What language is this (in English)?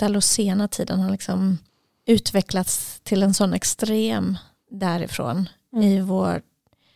Swedish